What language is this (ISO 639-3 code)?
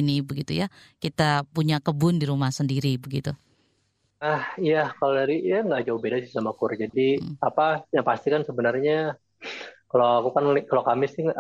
ind